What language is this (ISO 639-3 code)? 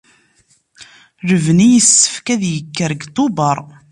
kab